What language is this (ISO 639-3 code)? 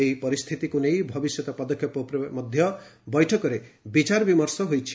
ori